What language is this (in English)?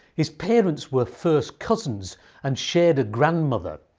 English